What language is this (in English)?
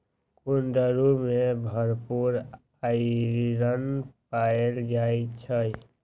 Magahi